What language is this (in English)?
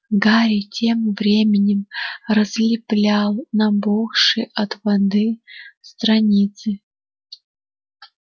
Russian